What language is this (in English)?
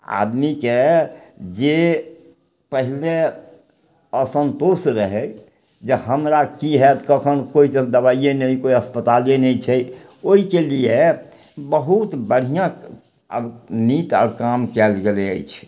Maithili